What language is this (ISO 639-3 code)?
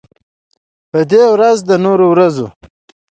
pus